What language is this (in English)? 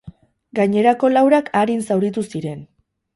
Basque